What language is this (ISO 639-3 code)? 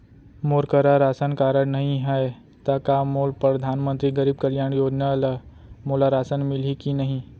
hne